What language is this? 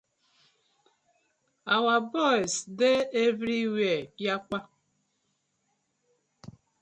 Nigerian Pidgin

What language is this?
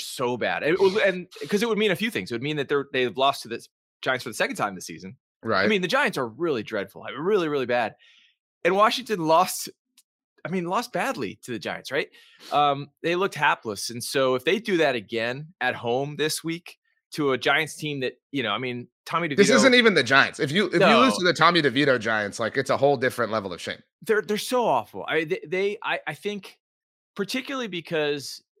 English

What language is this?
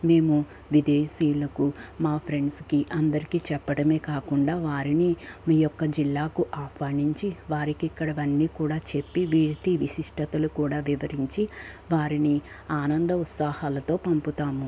Telugu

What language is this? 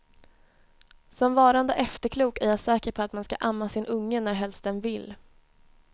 Swedish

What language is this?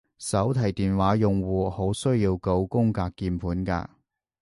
Cantonese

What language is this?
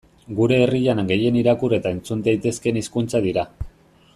Basque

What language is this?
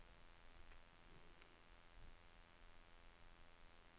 Norwegian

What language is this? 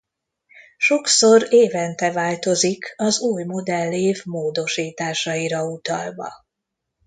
Hungarian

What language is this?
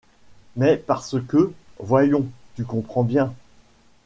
French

